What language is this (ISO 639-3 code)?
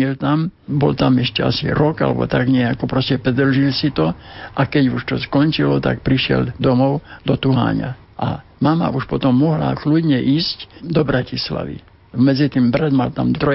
slk